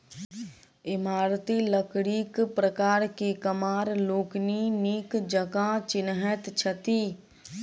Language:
Maithili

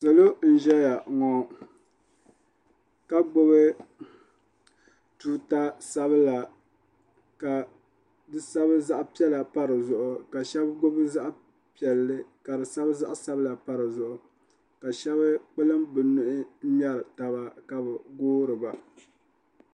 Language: Dagbani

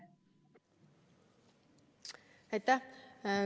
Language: Estonian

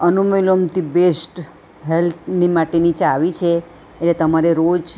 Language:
Gujarati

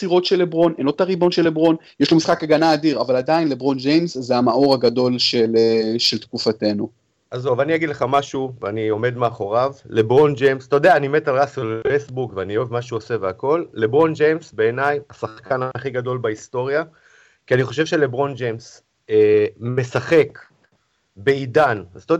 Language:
Hebrew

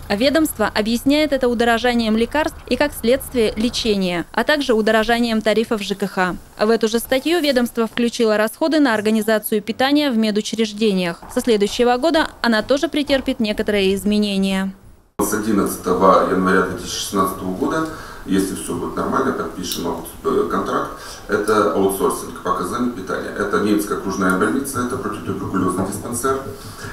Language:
Russian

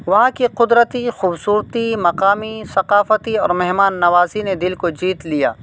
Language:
Urdu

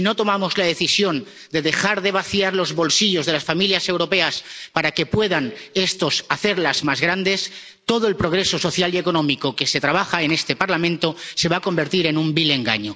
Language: Spanish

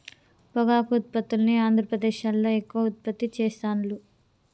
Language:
Telugu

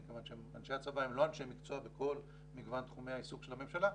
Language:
Hebrew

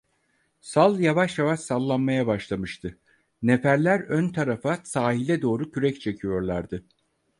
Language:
Turkish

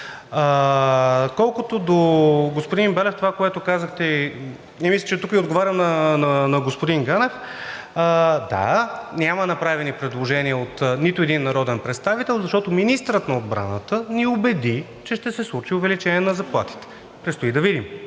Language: Bulgarian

